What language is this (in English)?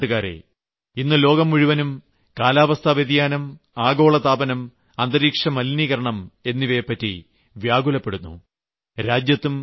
Malayalam